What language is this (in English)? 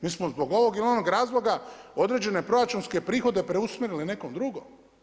Croatian